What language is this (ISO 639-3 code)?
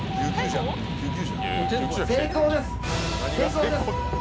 jpn